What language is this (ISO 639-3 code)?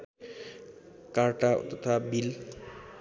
nep